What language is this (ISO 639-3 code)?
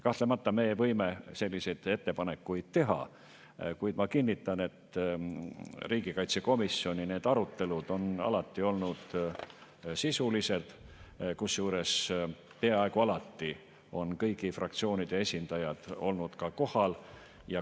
est